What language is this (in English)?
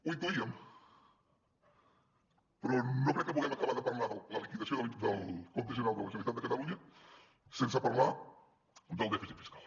Catalan